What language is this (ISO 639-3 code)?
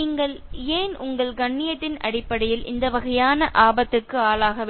tam